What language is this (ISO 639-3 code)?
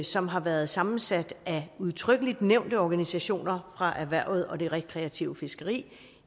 dan